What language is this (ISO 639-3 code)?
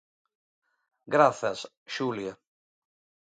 glg